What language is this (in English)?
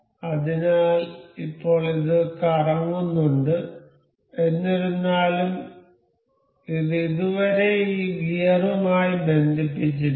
Malayalam